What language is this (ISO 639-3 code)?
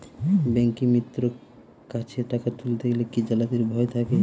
ben